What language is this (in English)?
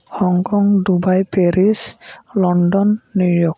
Santali